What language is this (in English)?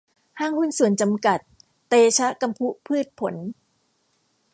Thai